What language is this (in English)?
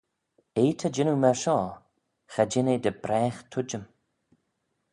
Manx